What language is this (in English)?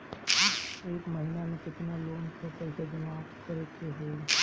Bhojpuri